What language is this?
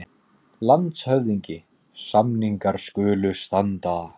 Icelandic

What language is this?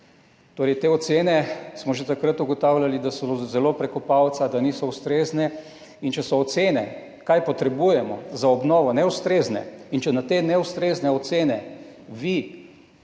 Slovenian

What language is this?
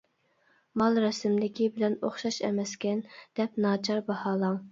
Uyghur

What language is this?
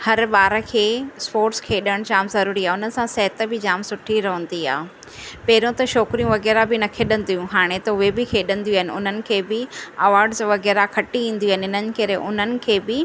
Sindhi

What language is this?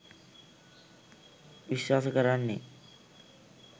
Sinhala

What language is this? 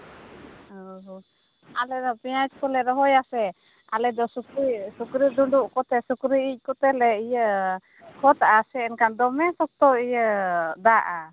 Santali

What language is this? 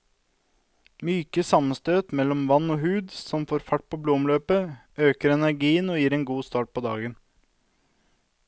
Norwegian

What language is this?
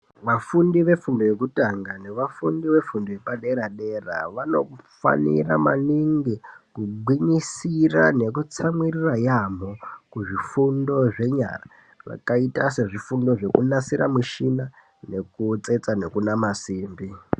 Ndau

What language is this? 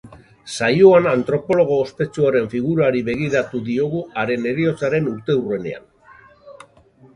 Basque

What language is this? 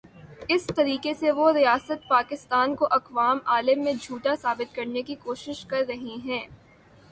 Urdu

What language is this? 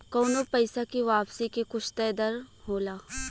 Bhojpuri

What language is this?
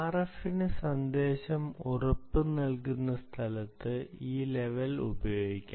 Malayalam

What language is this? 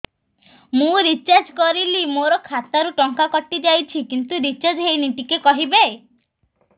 Odia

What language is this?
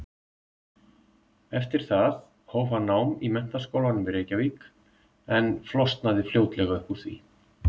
Icelandic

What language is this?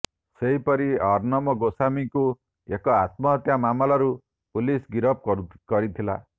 Odia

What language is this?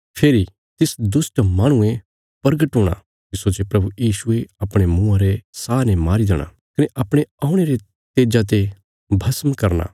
Bilaspuri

